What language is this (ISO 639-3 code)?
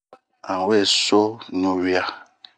bmq